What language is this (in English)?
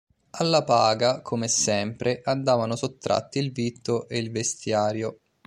Italian